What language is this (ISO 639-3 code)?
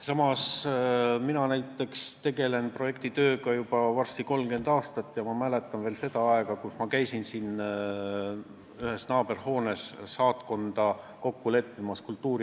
est